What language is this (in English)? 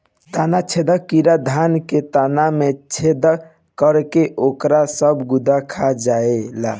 Bhojpuri